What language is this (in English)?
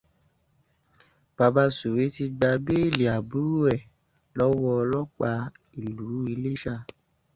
Yoruba